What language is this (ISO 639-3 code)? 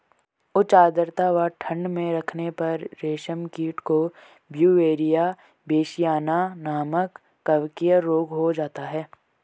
hin